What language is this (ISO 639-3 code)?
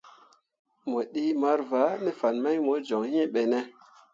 mua